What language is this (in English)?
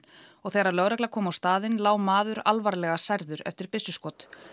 Icelandic